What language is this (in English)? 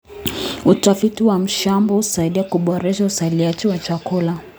Kalenjin